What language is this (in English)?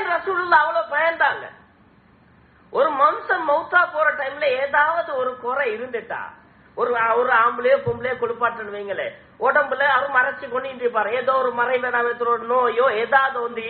Arabic